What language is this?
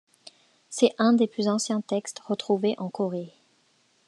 French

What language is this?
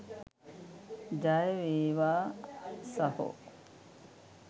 Sinhala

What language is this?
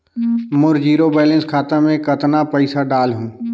Chhattisgarhi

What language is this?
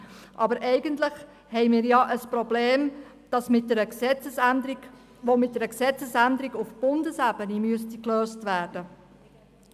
Swiss German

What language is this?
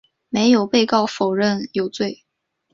Chinese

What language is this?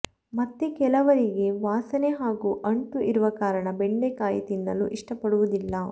Kannada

